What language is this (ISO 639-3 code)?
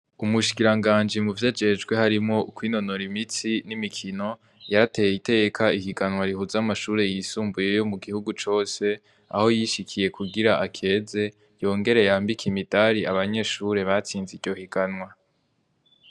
run